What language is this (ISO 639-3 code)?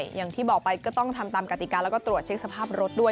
tha